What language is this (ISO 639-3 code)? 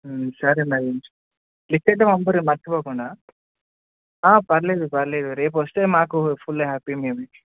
tel